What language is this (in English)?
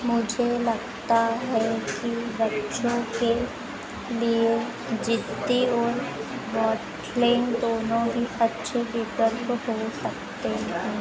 Hindi